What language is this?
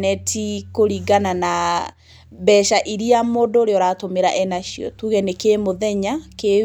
Kikuyu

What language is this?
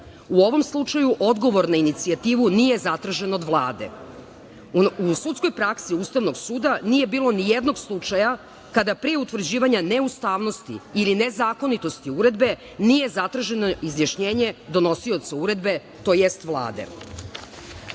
Serbian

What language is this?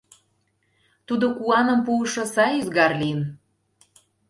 Mari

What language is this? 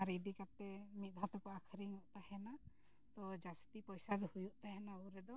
Santali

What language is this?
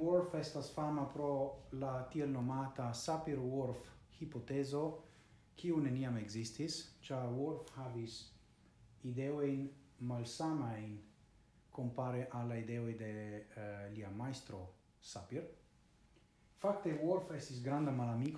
Italian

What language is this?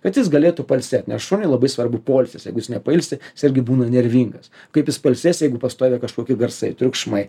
Lithuanian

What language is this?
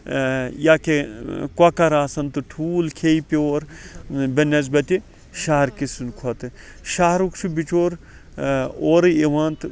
Kashmiri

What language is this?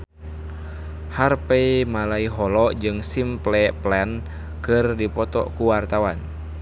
Sundanese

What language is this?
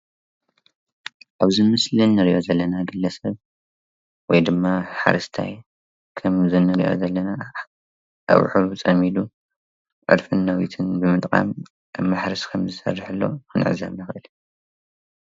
Tigrinya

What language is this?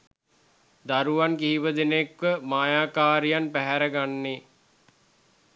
Sinhala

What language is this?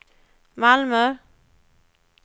Swedish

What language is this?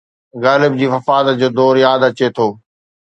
Sindhi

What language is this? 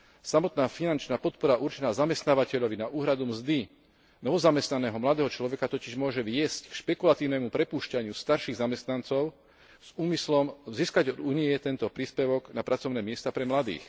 Slovak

